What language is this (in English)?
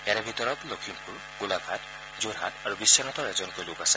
Assamese